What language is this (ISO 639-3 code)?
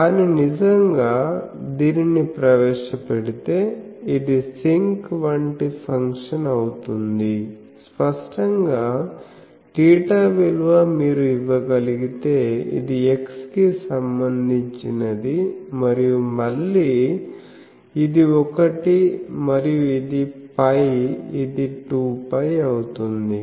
tel